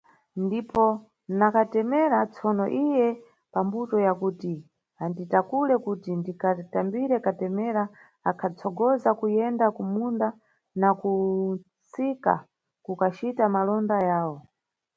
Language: Nyungwe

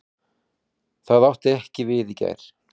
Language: Icelandic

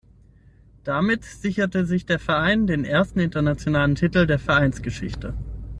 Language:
German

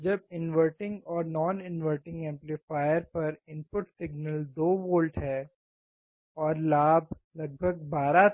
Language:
Hindi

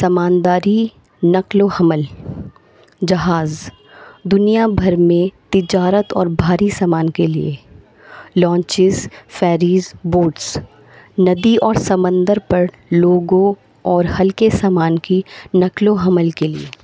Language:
Urdu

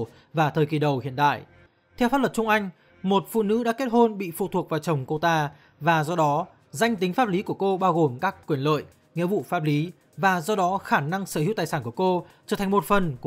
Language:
Vietnamese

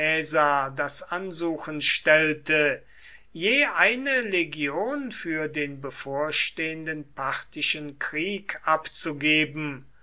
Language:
German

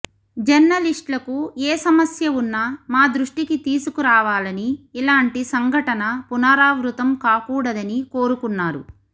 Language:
Telugu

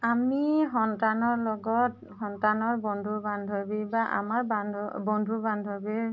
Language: Assamese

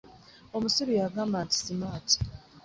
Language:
Ganda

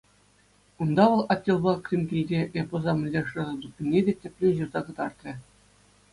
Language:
Chuvash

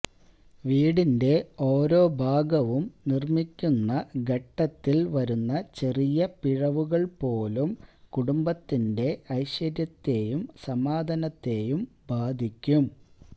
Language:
Malayalam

